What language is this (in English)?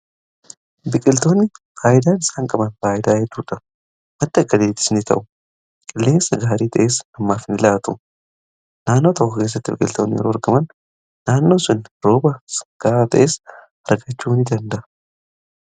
Oromo